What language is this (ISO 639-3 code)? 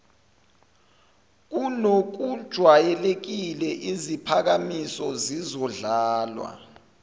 zul